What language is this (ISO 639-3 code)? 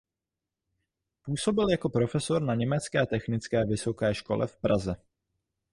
ces